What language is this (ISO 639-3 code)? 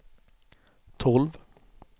swe